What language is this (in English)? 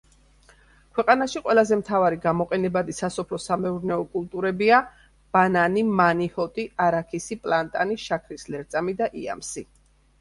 Georgian